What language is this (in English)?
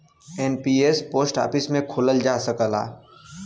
Bhojpuri